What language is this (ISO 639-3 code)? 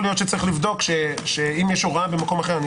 heb